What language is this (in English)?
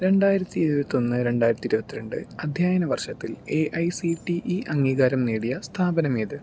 Malayalam